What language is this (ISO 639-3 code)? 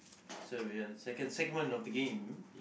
eng